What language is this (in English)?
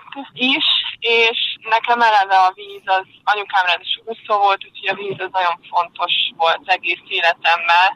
Hungarian